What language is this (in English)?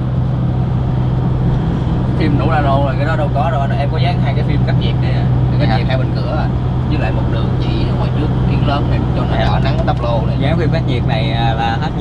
Vietnamese